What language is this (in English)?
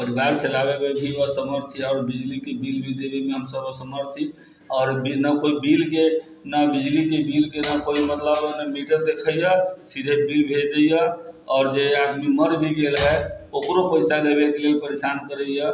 Maithili